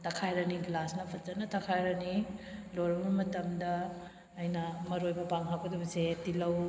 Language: Manipuri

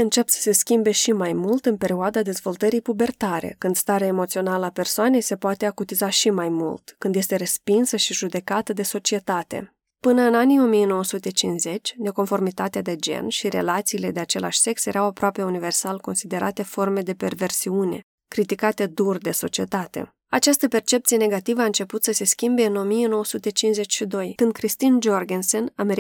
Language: Romanian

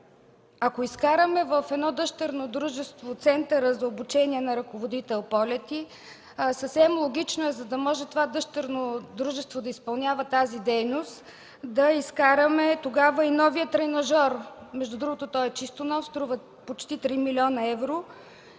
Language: Bulgarian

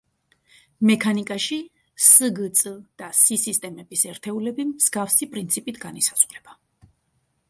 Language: Georgian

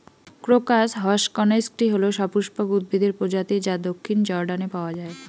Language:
Bangla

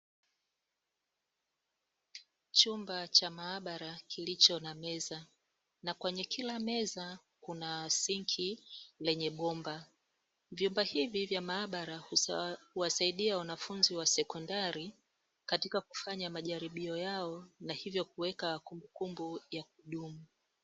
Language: Swahili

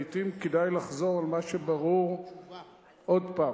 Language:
Hebrew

